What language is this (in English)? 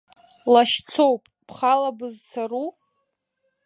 Abkhazian